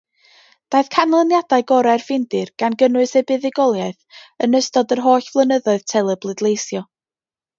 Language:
Welsh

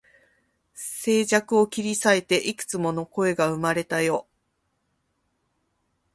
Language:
Japanese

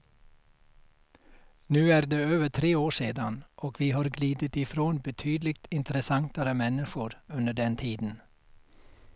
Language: Swedish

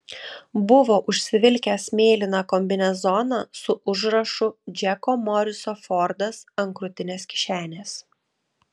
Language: Lithuanian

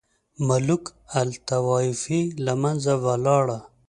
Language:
Pashto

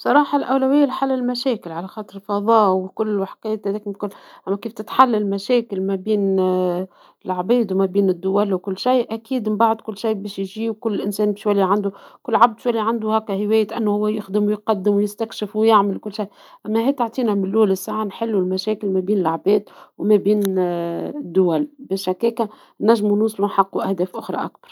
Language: Tunisian Arabic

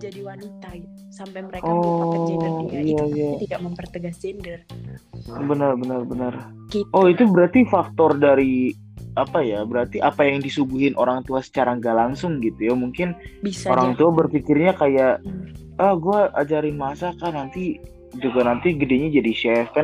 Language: Indonesian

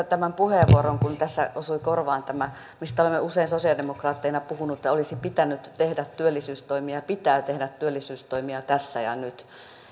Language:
Finnish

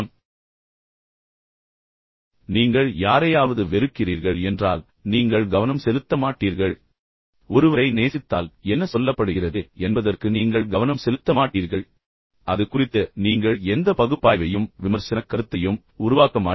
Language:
Tamil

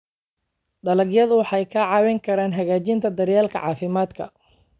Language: Somali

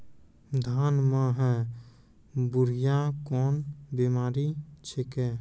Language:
Maithili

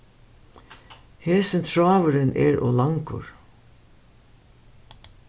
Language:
Faroese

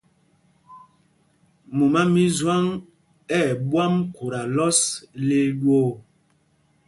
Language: Mpumpong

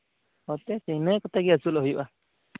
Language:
Santali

